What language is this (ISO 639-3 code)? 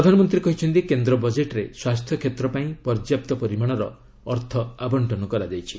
ori